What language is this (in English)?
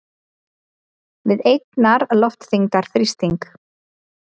Icelandic